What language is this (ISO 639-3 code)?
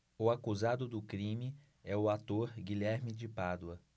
por